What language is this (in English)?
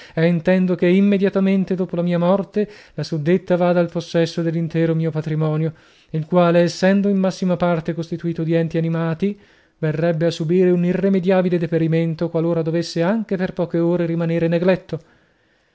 Italian